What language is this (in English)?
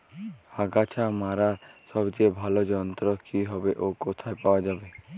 Bangla